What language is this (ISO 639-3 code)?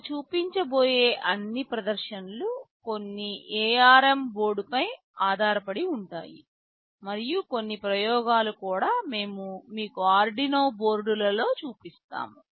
tel